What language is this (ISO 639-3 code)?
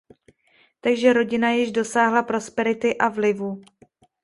ces